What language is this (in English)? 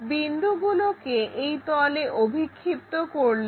Bangla